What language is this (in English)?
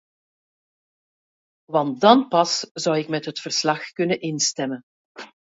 Dutch